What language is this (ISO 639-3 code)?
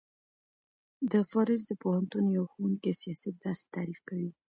pus